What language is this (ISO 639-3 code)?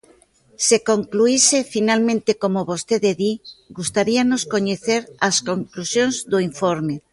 glg